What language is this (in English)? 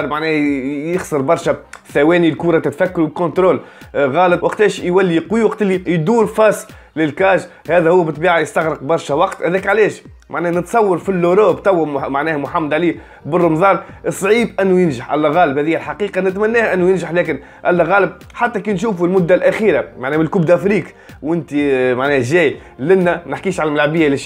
Arabic